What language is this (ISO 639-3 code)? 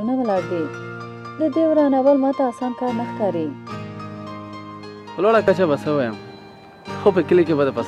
ara